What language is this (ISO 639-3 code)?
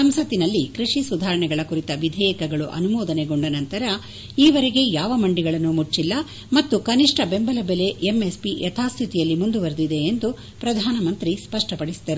kan